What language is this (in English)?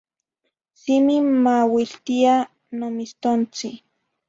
Zacatlán-Ahuacatlán-Tepetzintla Nahuatl